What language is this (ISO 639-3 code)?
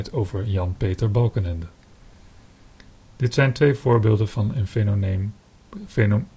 nld